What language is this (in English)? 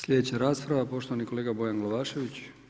Croatian